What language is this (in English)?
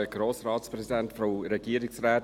Swiss German